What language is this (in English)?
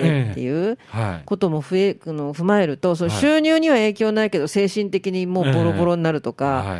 Japanese